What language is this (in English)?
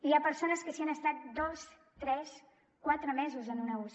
Catalan